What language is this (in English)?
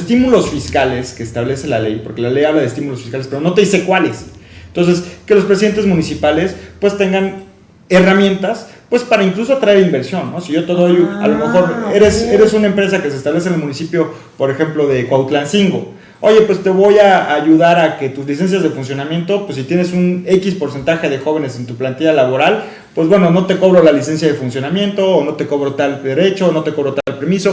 Spanish